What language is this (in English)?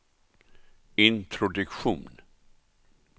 Swedish